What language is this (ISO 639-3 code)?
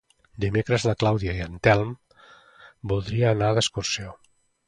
cat